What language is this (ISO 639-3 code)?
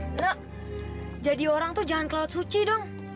ind